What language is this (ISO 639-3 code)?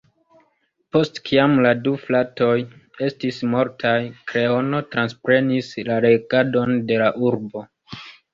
epo